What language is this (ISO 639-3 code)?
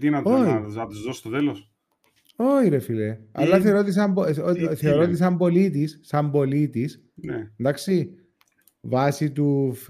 ell